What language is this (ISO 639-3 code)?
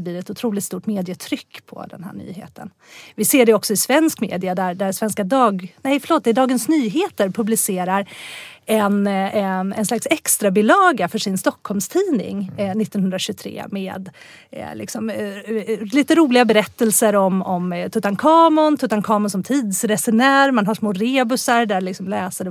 swe